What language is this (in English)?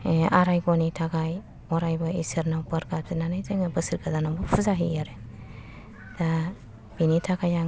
Bodo